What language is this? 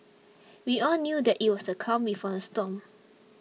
English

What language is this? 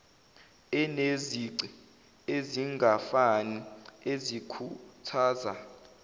Zulu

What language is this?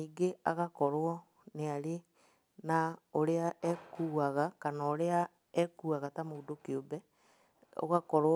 Kikuyu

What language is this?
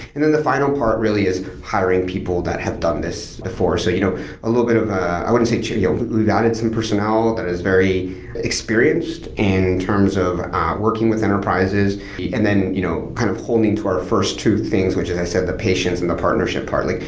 English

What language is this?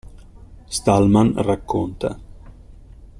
Italian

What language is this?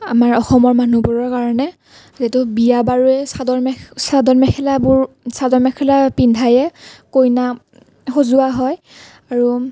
Assamese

